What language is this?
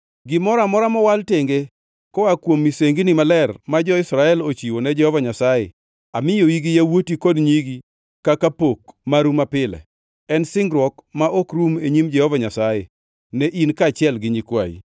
Luo (Kenya and Tanzania)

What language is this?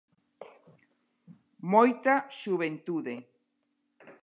Galician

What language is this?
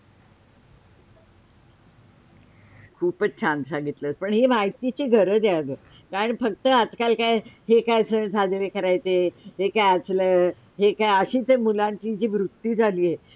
Marathi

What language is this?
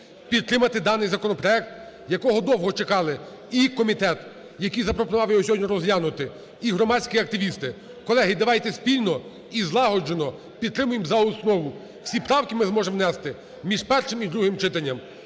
Ukrainian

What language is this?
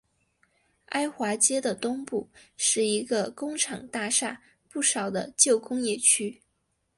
Chinese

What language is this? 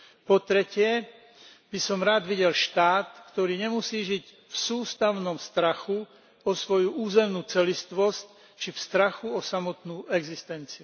Slovak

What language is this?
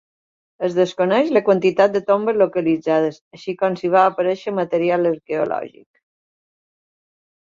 Catalan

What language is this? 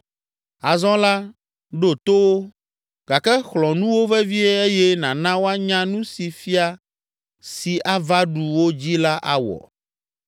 Ewe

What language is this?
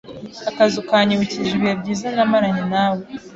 Kinyarwanda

